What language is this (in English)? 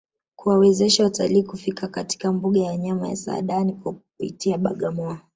Swahili